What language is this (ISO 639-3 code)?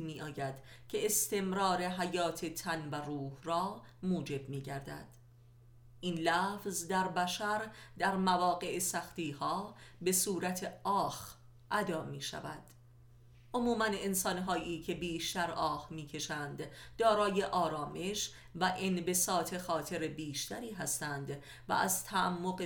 fas